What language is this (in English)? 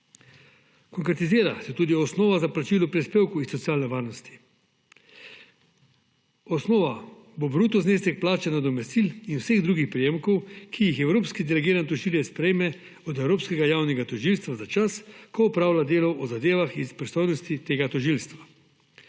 Slovenian